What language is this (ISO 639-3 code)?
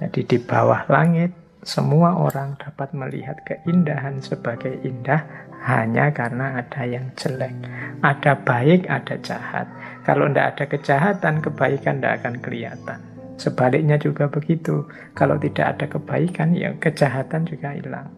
ind